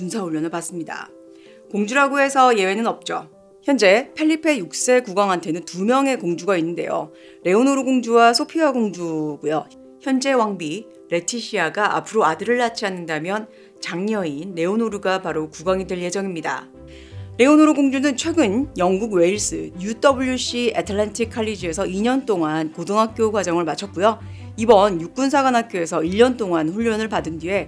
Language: Korean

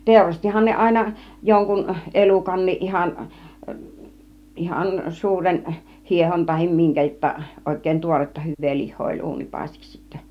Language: Finnish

